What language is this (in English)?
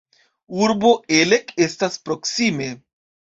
Esperanto